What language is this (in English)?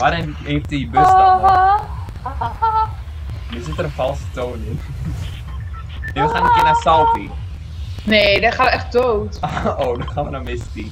Dutch